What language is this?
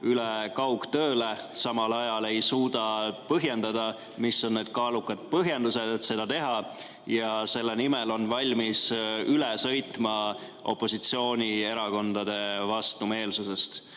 Estonian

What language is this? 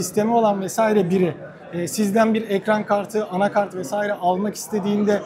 Turkish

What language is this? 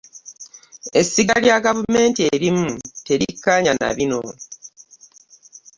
Ganda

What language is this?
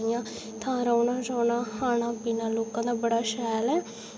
Dogri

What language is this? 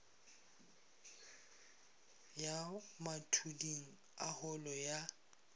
Northern Sotho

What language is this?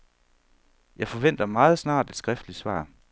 Danish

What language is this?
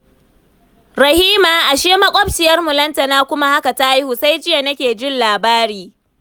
Hausa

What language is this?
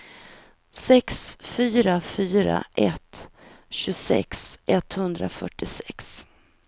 Swedish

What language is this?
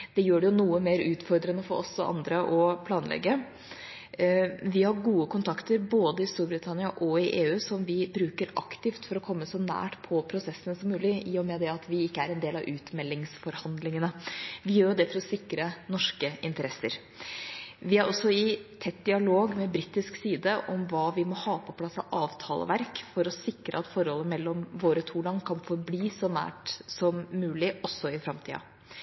Norwegian Bokmål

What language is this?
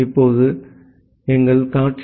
Tamil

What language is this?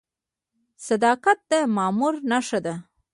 Pashto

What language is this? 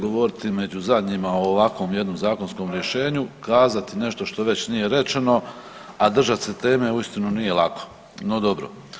Croatian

